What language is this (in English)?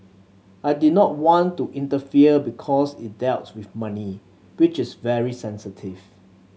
English